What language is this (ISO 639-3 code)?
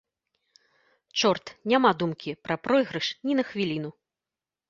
bel